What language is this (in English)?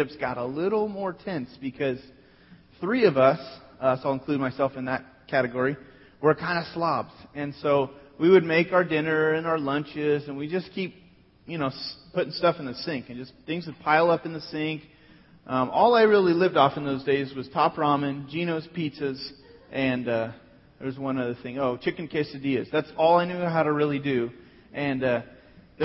English